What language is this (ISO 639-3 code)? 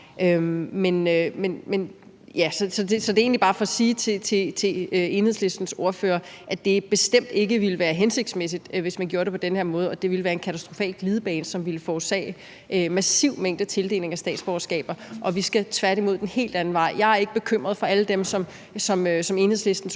dan